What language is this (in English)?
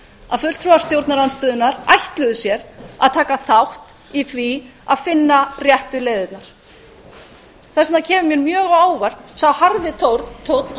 Icelandic